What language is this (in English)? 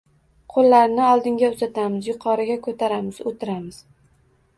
Uzbek